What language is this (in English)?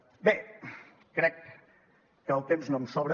Catalan